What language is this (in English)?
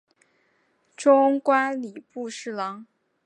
Chinese